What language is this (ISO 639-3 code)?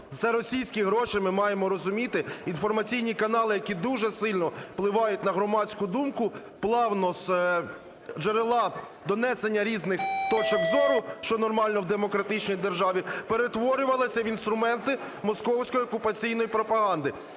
ukr